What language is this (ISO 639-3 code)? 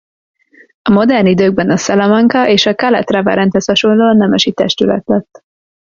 hun